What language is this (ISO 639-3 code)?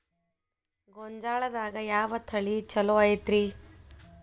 kan